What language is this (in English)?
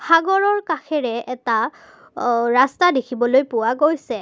Assamese